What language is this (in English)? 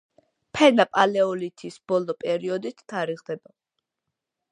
Georgian